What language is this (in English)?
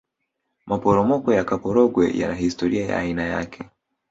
Swahili